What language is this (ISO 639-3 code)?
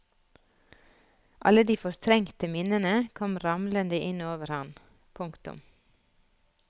nor